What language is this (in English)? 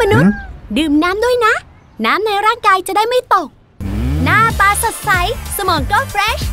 Thai